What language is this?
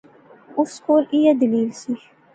Pahari-Potwari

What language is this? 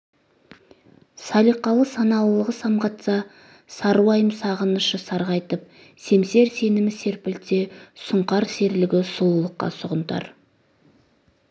Kazakh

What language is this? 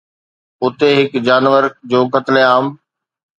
Sindhi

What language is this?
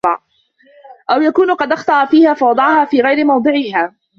Arabic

